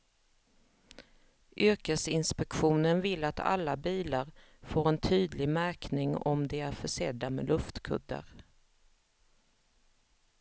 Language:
Swedish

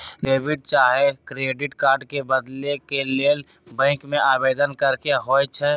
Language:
Magahi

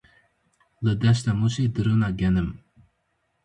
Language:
Kurdish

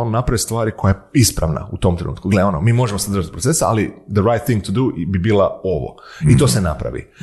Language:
Croatian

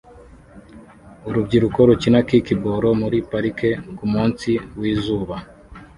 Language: Kinyarwanda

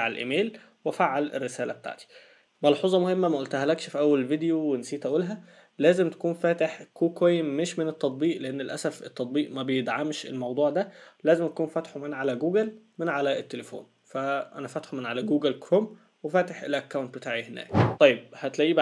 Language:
Arabic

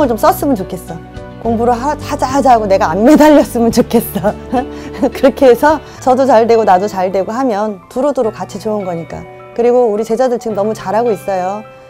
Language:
Korean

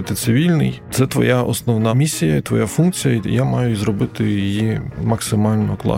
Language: Ukrainian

